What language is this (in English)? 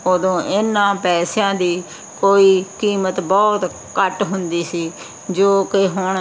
Punjabi